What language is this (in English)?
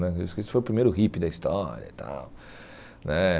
Portuguese